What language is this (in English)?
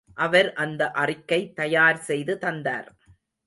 Tamil